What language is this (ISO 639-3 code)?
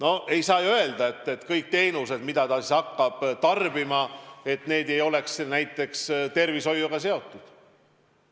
est